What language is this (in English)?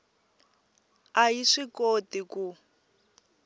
Tsonga